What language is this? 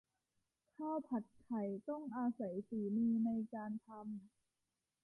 Thai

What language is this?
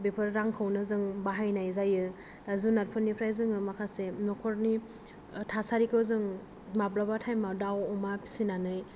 Bodo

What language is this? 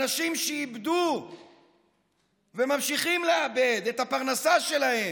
Hebrew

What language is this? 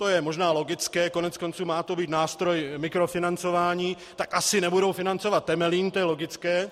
Czech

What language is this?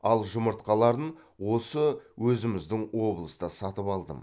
Kazakh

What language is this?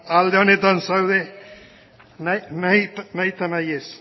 Basque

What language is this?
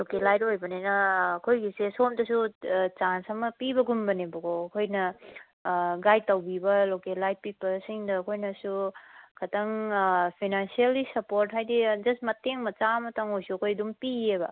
Manipuri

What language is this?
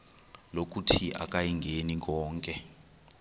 Xhosa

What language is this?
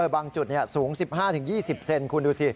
Thai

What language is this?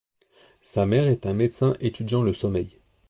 French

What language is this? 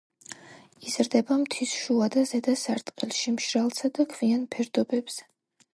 Georgian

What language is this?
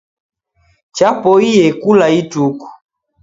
Taita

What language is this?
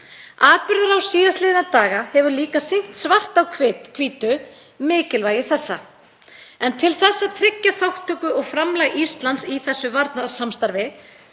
Icelandic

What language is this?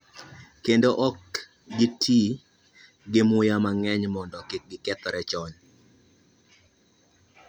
Luo (Kenya and Tanzania)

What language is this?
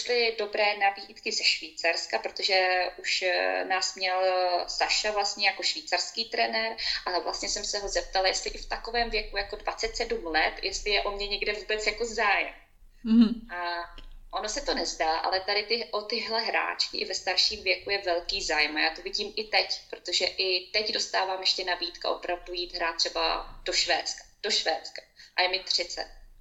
Czech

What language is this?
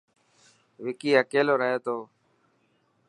Dhatki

